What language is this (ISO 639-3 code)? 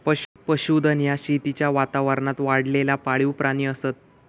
mar